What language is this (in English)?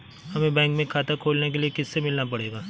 Hindi